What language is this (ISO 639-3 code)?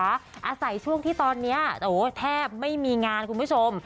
tha